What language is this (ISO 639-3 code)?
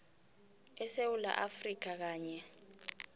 nbl